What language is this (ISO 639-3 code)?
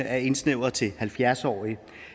dan